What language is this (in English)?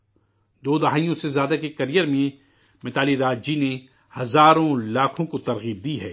Urdu